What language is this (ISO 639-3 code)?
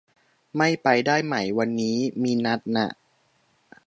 tha